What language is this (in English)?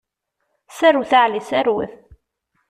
Kabyle